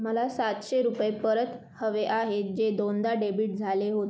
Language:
Marathi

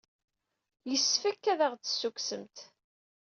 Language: Kabyle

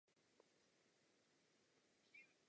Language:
Czech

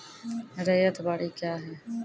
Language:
Maithili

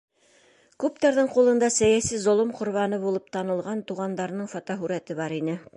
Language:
Bashkir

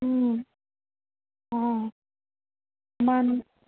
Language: Sindhi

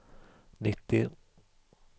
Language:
Swedish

